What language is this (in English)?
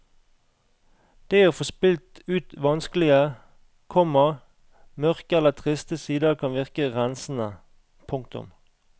Norwegian